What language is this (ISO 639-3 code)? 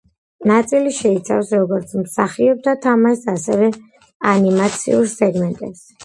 kat